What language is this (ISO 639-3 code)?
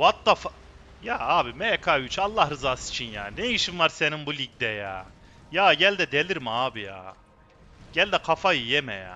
tur